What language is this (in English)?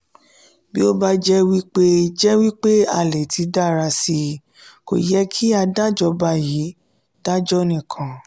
Yoruba